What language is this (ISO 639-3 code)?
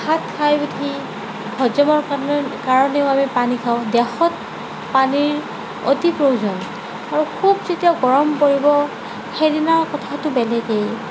asm